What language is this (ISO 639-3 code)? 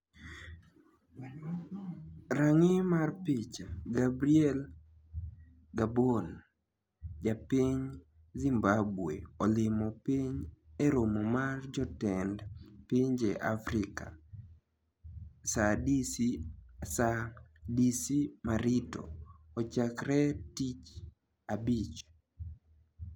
luo